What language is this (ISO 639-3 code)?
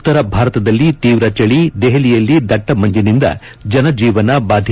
kan